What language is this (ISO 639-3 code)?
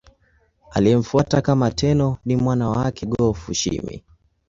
swa